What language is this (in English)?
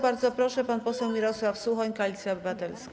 Polish